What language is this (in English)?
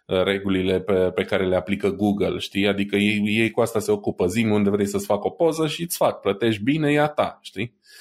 Romanian